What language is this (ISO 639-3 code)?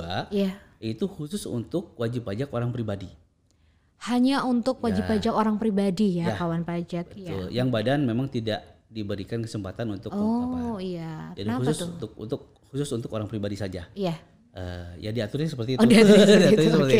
ind